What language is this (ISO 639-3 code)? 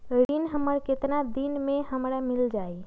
mag